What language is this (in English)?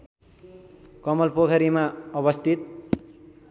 Nepali